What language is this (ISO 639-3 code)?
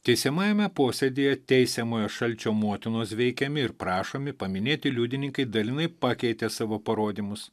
lit